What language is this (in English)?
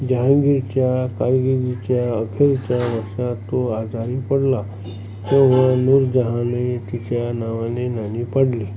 Marathi